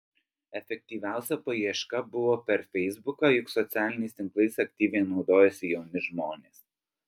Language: Lithuanian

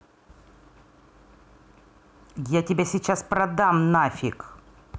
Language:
Russian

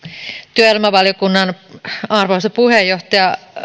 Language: Finnish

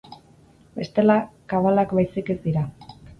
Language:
Basque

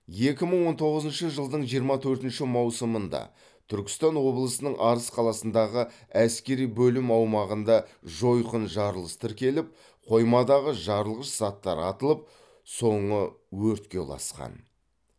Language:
Kazakh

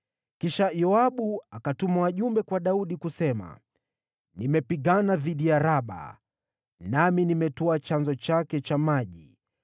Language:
Swahili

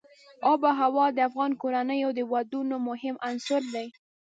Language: Pashto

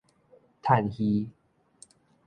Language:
Min Nan Chinese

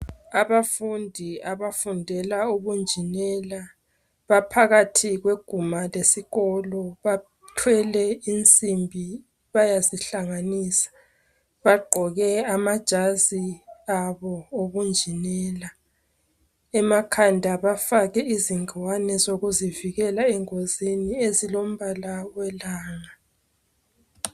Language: North Ndebele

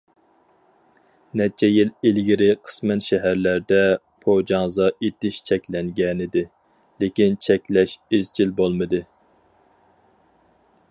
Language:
Uyghur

